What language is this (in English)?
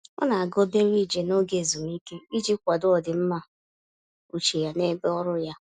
Igbo